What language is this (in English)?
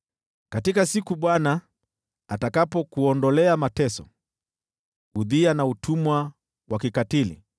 Swahili